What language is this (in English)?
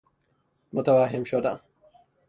Persian